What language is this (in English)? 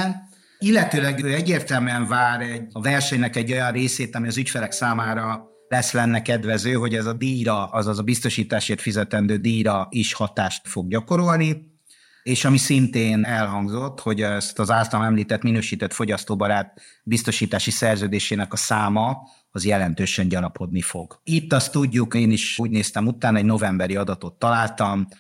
Hungarian